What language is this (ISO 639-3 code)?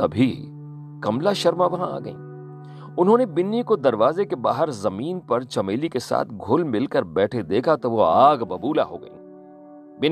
hin